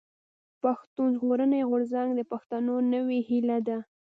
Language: Pashto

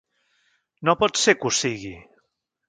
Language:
Catalan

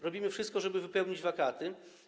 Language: Polish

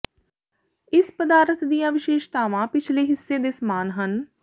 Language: Punjabi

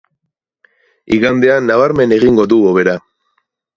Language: Basque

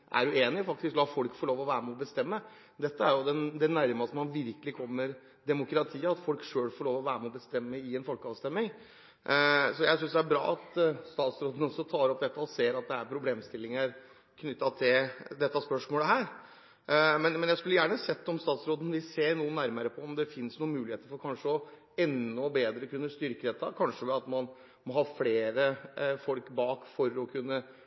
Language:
Norwegian Bokmål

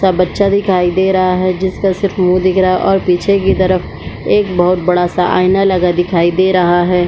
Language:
Hindi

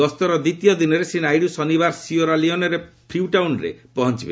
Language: Odia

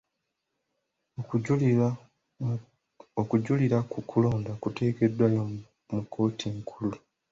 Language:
Ganda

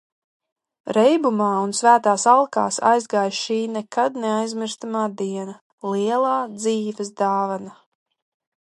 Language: Latvian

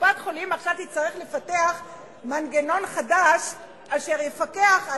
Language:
Hebrew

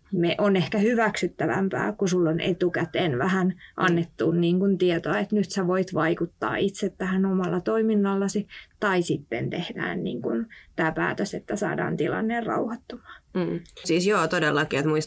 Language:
Finnish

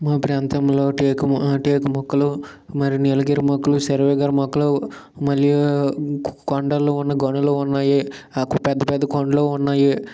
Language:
Telugu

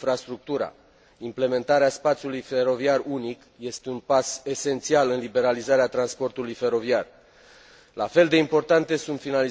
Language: Romanian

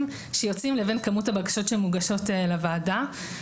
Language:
Hebrew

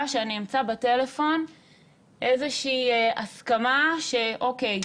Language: Hebrew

